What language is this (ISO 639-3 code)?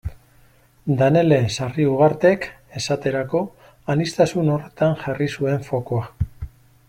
eus